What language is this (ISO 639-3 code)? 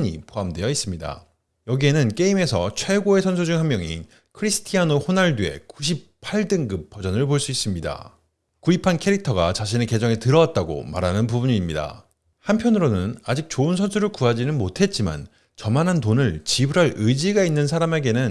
kor